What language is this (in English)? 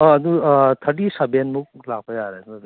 Manipuri